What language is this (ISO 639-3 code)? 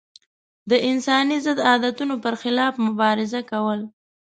pus